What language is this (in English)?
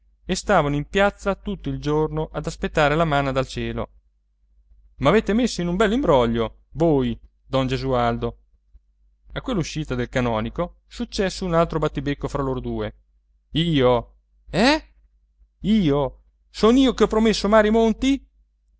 Italian